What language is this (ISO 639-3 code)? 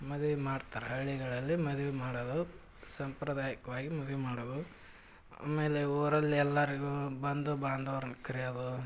kan